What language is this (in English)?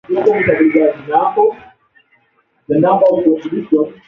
Swahili